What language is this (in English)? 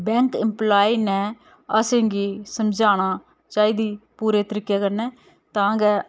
Dogri